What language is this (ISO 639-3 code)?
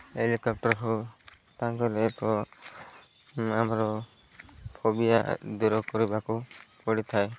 ori